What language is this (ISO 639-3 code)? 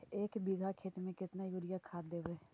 mag